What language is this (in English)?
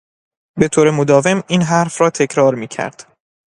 Persian